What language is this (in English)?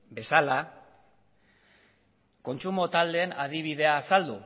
Basque